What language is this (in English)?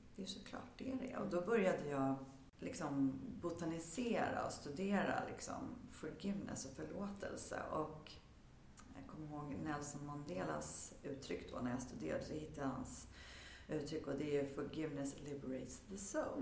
Swedish